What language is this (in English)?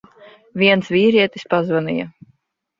Latvian